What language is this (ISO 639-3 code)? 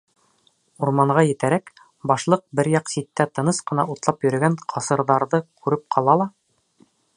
bak